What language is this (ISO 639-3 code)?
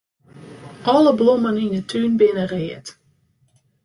fry